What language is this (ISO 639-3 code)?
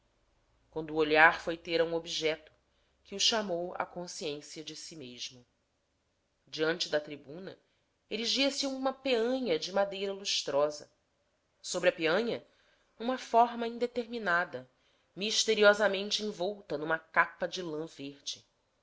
por